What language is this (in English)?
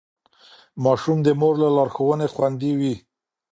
Pashto